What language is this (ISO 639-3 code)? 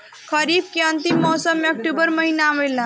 bho